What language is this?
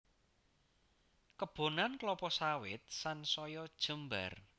Javanese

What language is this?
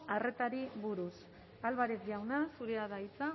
Basque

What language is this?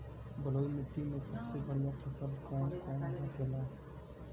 Bhojpuri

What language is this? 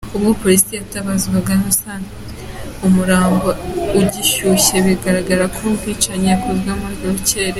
Kinyarwanda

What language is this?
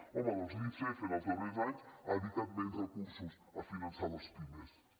Catalan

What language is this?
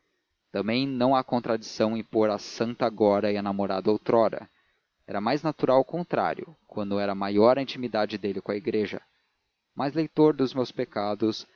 Portuguese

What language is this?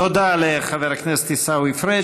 Hebrew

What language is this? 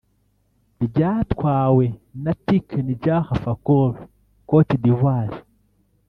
Kinyarwanda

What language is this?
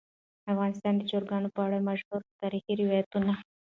Pashto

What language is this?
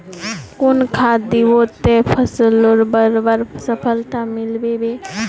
Magahi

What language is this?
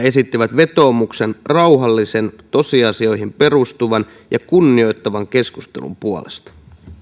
Finnish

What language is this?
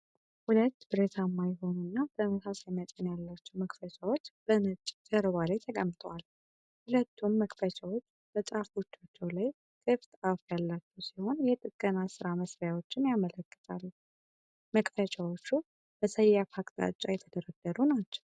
Amharic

